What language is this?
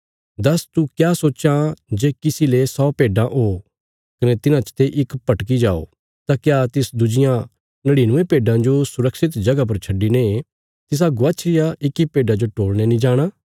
Bilaspuri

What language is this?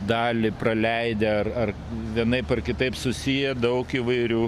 Lithuanian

